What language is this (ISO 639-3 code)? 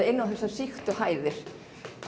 isl